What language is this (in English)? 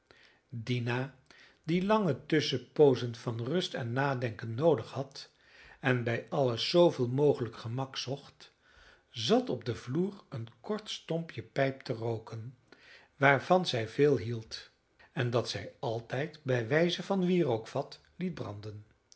Dutch